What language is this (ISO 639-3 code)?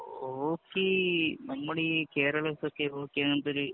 mal